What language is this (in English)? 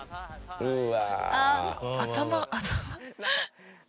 Japanese